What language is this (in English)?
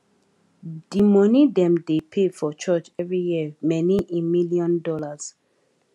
Nigerian Pidgin